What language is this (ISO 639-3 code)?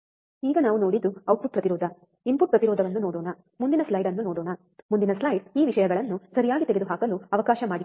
kan